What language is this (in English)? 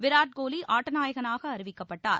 Tamil